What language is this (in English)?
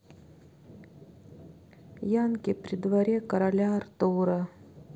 Russian